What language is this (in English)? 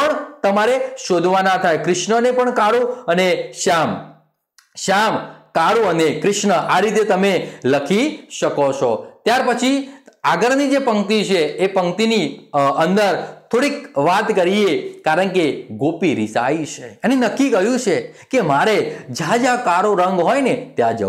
Hindi